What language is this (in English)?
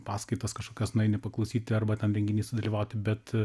Lithuanian